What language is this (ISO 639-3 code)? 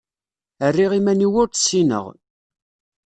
kab